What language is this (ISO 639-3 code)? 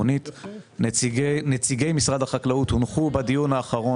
heb